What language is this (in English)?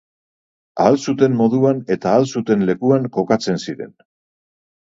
Basque